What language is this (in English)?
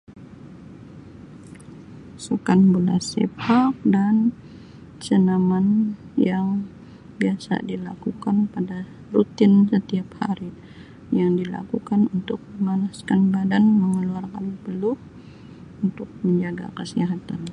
Sabah Malay